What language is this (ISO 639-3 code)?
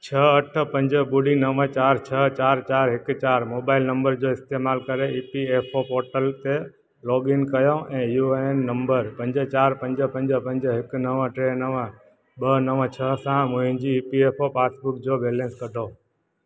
snd